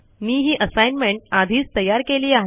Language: Marathi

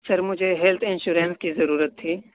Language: Urdu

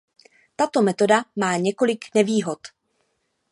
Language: Czech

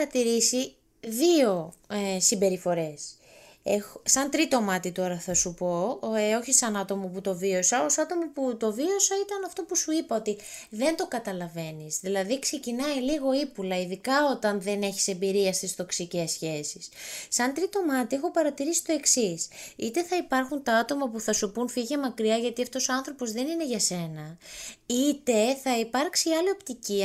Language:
Greek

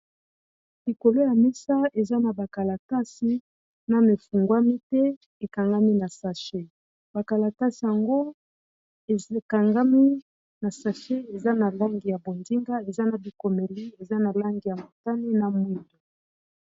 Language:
Lingala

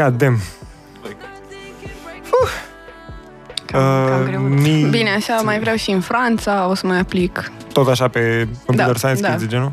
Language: Romanian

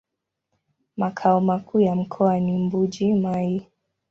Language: Swahili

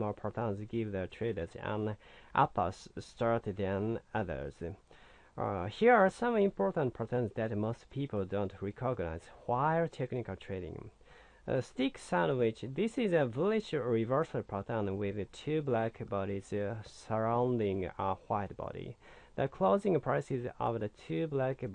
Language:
English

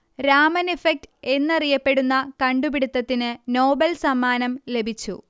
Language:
Malayalam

